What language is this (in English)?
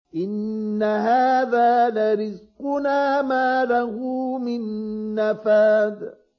Arabic